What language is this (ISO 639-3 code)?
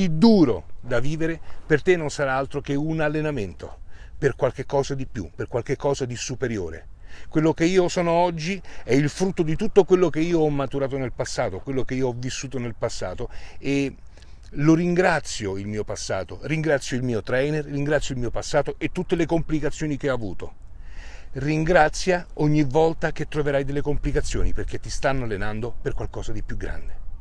ita